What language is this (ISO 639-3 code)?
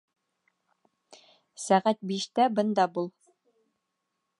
bak